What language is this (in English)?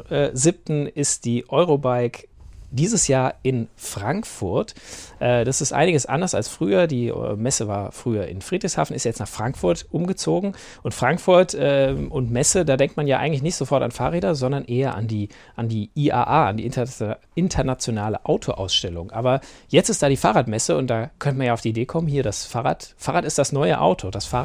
German